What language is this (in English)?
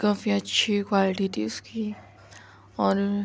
Urdu